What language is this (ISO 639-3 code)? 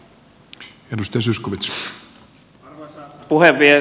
fin